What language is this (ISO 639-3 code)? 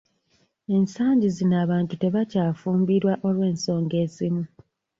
lug